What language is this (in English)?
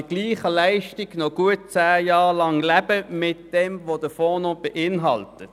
Swiss German